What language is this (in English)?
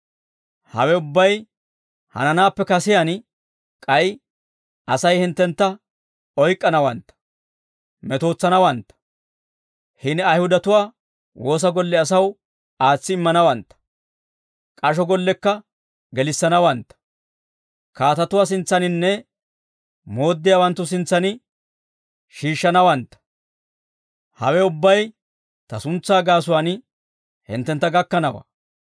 Dawro